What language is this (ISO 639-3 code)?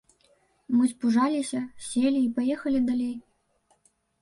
bel